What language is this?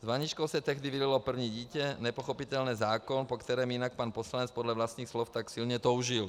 Czech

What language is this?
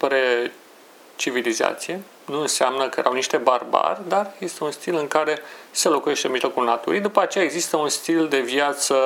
Romanian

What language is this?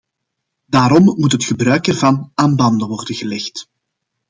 Dutch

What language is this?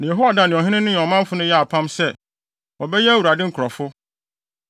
Akan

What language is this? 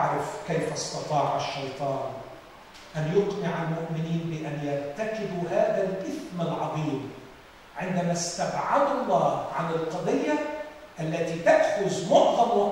Arabic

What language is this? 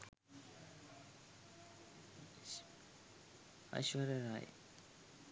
Sinhala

